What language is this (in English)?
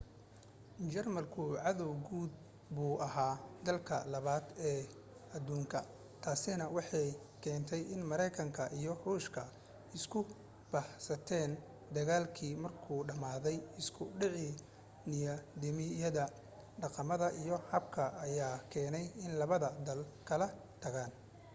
Somali